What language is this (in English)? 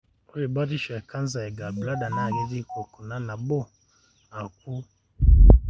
Masai